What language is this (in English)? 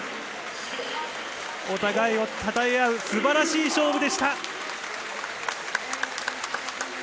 Japanese